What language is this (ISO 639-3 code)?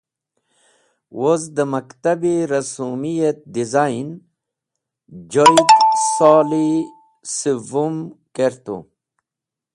wbl